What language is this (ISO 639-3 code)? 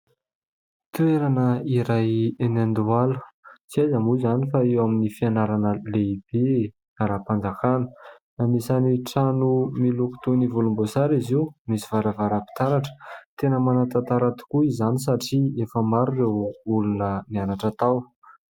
mlg